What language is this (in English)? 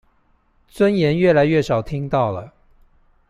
Chinese